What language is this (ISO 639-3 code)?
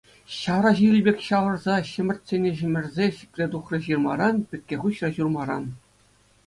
chv